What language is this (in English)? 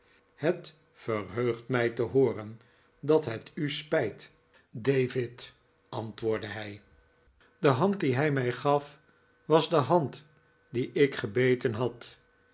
Dutch